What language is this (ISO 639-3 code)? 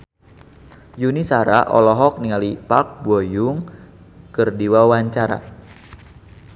sun